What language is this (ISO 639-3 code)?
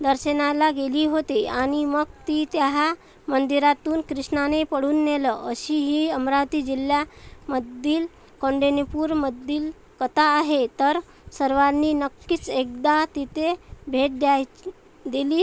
mar